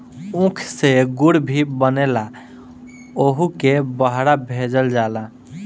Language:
Bhojpuri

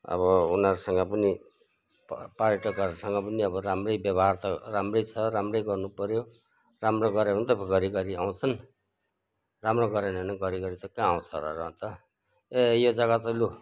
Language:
Nepali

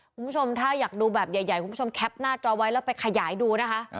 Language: Thai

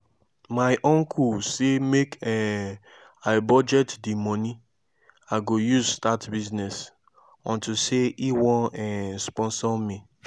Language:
Nigerian Pidgin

